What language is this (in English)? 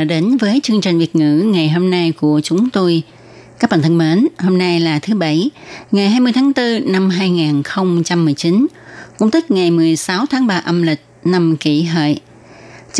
Vietnamese